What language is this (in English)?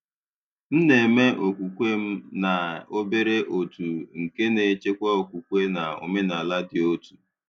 Igbo